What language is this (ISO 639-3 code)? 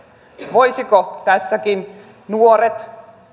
fin